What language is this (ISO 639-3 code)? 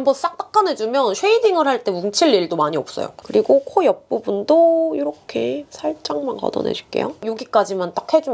kor